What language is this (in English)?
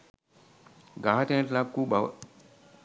Sinhala